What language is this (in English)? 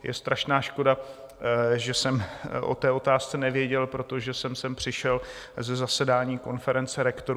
Czech